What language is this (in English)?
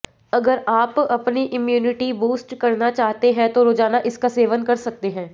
Hindi